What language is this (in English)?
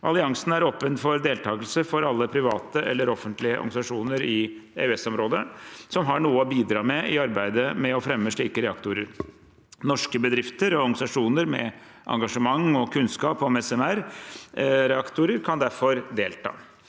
Norwegian